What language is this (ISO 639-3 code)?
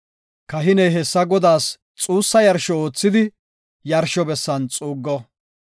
gof